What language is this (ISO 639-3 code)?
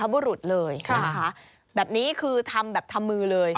tha